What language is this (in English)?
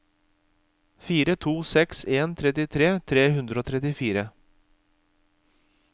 Norwegian